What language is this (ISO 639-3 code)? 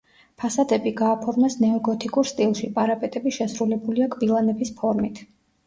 kat